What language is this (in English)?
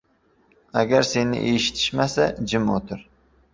Uzbek